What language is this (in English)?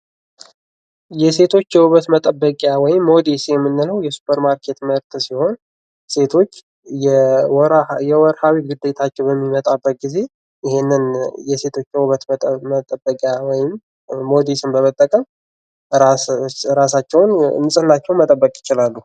Amharic